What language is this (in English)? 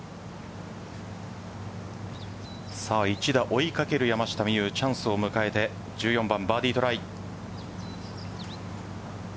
Japanese